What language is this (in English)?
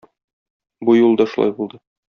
Tatar